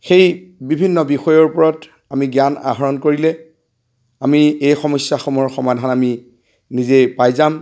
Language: Assamese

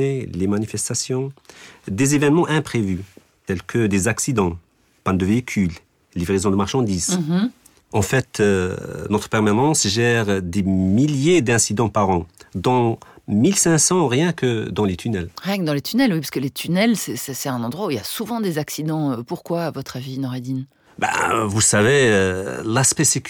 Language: French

